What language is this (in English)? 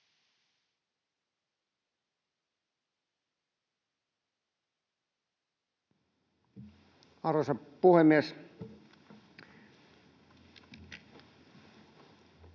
Finnish